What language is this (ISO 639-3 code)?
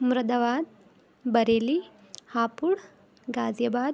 urd